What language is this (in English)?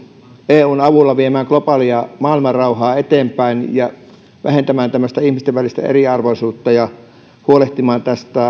Finnish